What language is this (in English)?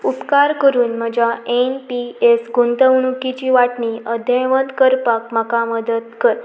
Konkani